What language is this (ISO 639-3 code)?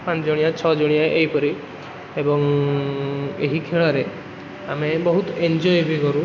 ori